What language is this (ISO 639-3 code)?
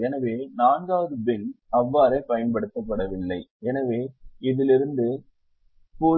tam